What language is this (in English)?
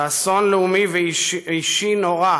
Hebrew